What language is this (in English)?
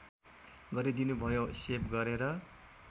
Nepali